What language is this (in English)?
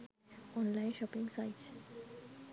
Sinhala